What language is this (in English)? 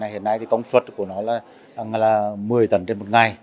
Vietnamese